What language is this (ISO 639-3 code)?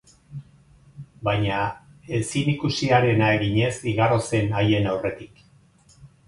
eus